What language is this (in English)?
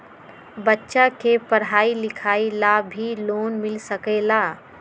Magahi